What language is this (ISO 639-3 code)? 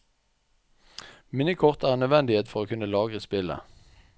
nor